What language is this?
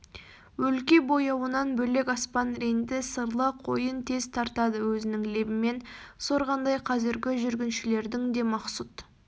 Kazakh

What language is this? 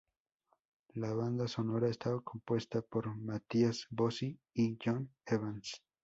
Spanish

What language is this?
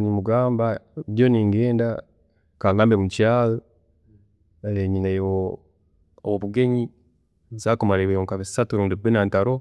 Tooro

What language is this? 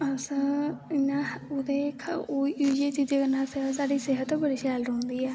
Dogri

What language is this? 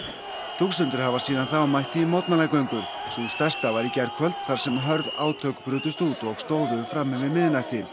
Icelandic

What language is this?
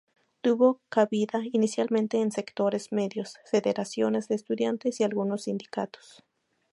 Spanish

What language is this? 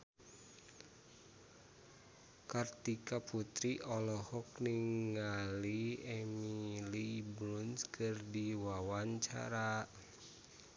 Sundanese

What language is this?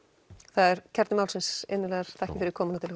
Icelandic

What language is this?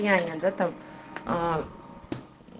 Russian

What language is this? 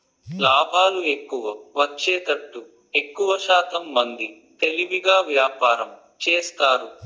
Telugu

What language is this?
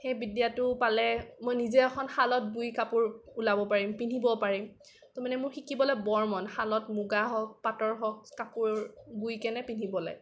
Assamese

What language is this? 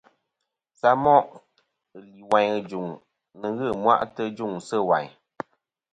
Kom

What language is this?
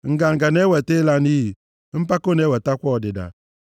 Igbo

